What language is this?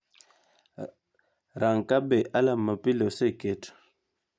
Luo (Kenya and Tanzania)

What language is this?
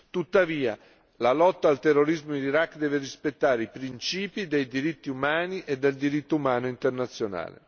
Italian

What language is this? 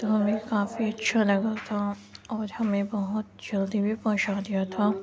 Urdu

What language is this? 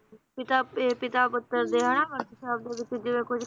Punjabi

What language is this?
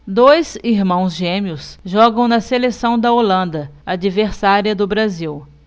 Portuguese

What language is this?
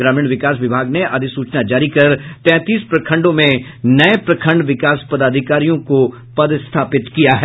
Hindi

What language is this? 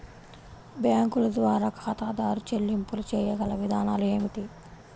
Telugu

